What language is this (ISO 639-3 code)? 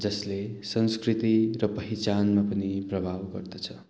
nep